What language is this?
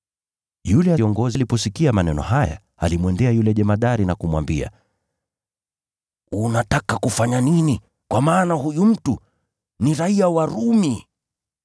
Swahili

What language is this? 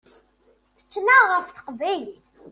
Kabyle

